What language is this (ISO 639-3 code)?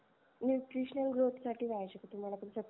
mar